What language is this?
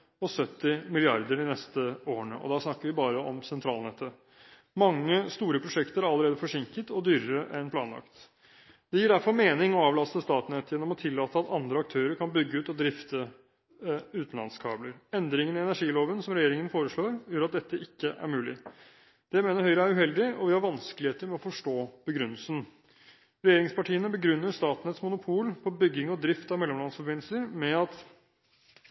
Norwegian Bokmål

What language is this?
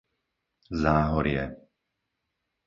Slovak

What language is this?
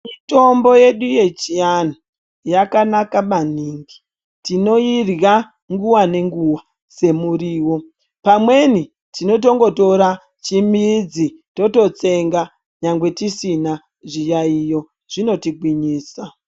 Ndau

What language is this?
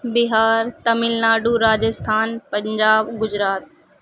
Urdu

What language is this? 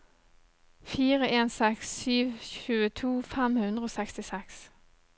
Norwegian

